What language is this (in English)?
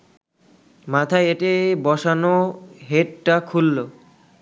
Bangla